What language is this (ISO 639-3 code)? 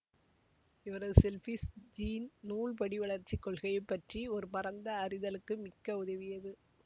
tam